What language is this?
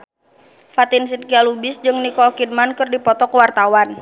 Sundanese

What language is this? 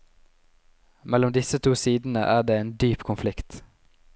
Norwegian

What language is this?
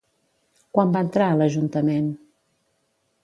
Catalan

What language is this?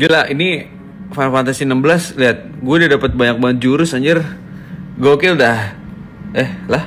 Indonesian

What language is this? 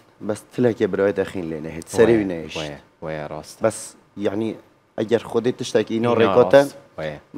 Arabic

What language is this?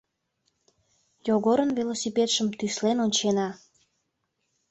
Mari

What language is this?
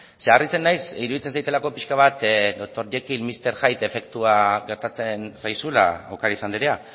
Basque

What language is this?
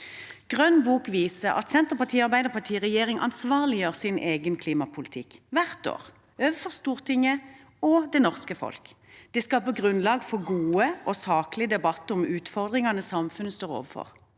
Norwegian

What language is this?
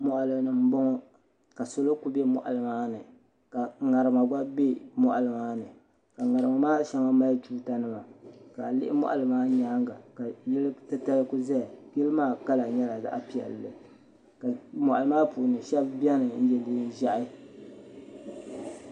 Dagbani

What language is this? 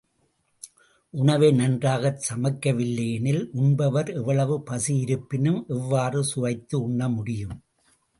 Tamil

